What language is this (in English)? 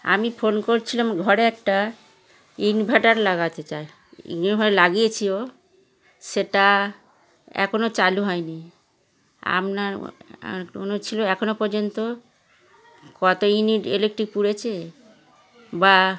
Bangla